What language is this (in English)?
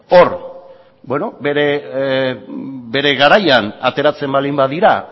Basque